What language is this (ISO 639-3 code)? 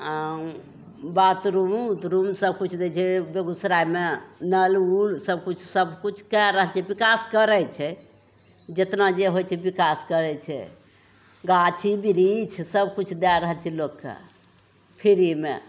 mai